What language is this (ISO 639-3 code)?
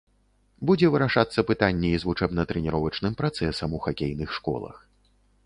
bel